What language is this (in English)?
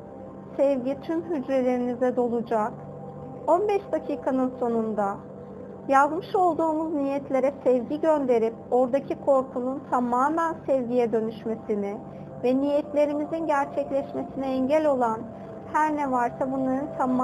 Turkish